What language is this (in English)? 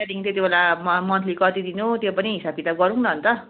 Nepali